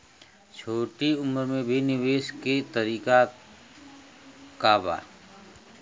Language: Bhojpuri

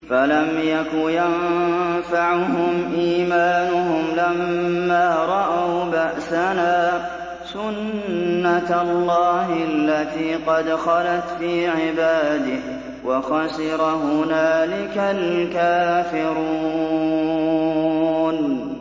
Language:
Arabic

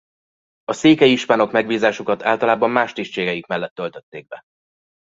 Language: Hungarian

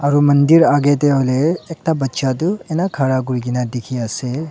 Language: Naga Pidgin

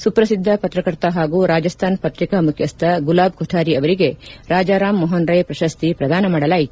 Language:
Kannada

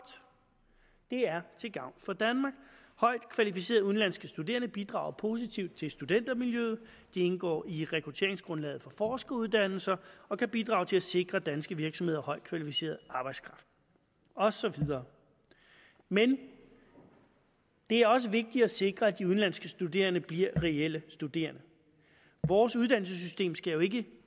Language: Danish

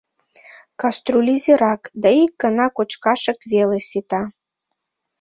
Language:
Mari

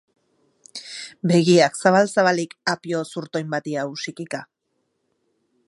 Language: Basque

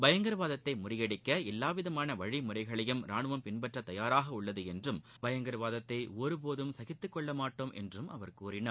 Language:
Tamil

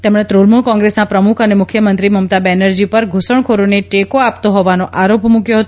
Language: Gujarati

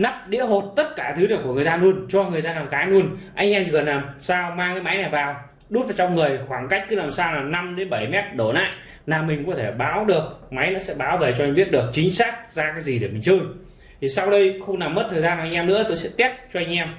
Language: Vietnamese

